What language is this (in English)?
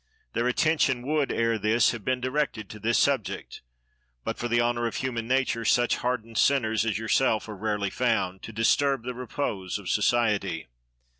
English